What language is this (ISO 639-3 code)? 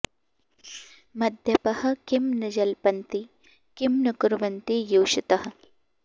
san